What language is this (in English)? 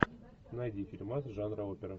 Russian